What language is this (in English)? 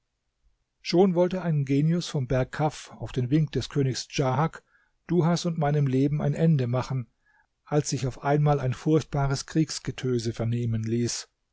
German